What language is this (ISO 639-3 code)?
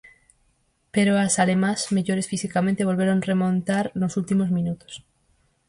glg